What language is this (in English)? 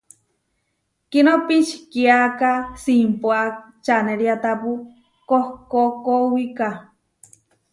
Huarijio